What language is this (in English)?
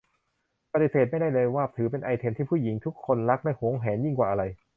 Thai